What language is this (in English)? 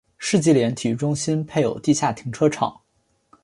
Chinese